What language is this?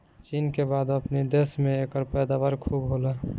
Bhojpuri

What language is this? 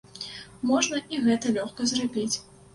Belarusian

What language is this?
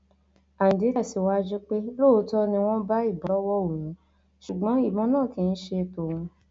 Yoruba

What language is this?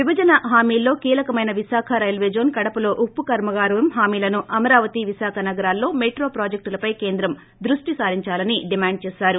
Telugu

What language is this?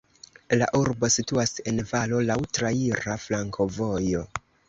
Esperanto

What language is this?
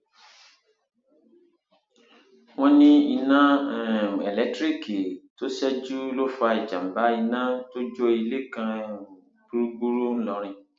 Yoruba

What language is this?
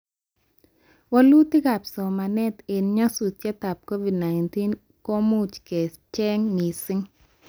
Kalenjin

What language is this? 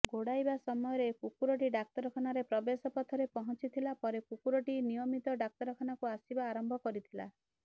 Odia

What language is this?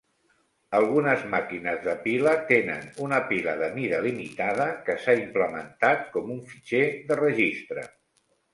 Catalan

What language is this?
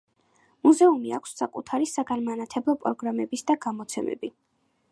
Georgian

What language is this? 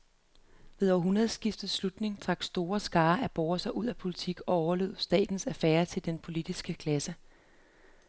Danish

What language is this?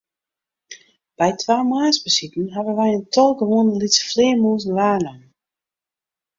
Western Frisian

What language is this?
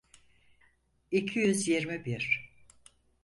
Turkish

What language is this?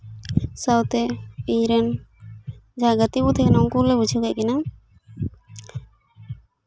Santali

